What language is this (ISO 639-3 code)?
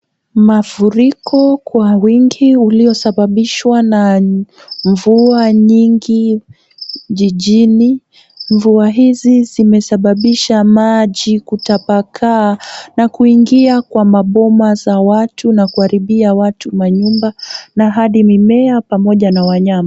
swa